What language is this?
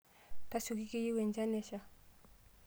Masai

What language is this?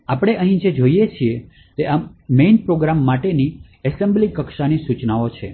Gujarati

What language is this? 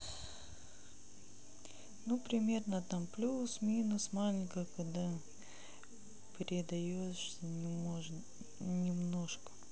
Russian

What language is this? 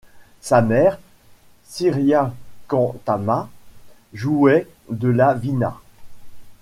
French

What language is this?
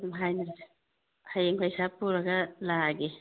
Manipuri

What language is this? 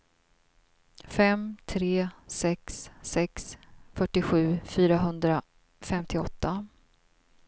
Swedish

